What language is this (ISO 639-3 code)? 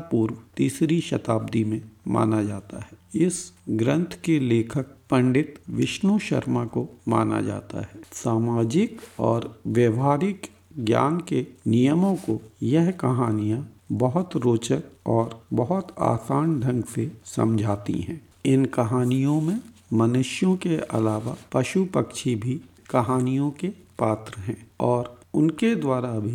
hin